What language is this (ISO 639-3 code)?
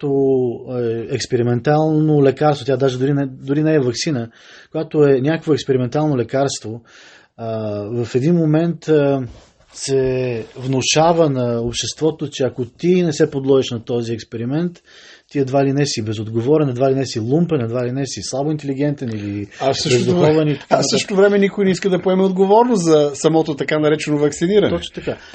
bul